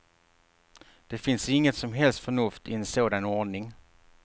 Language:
Swedish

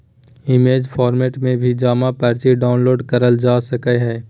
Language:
Magahi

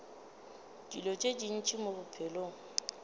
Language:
Northern Sotho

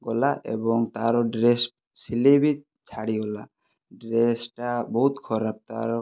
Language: Odia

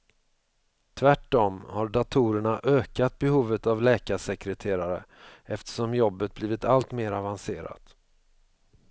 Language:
Swedish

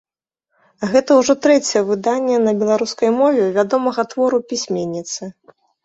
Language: Belarusian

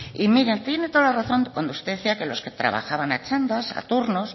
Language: Spanish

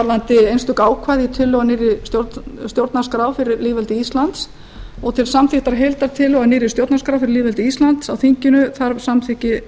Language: Icelandic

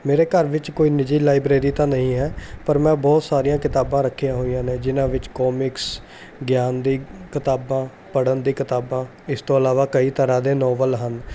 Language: Punjabi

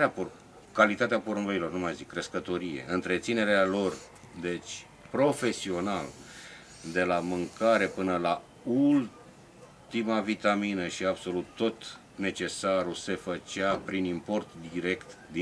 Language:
Romanian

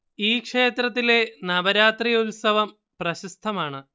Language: Malayalam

